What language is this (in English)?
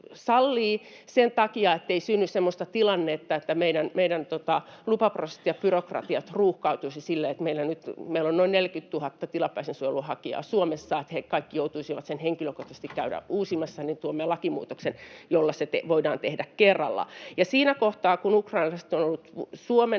Finnish